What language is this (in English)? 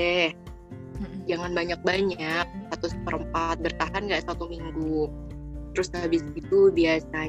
Indonesian